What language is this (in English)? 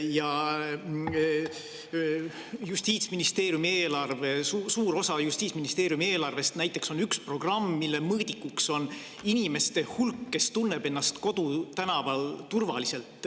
Estonian